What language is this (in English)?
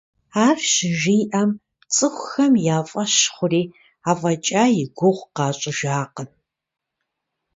Kabardian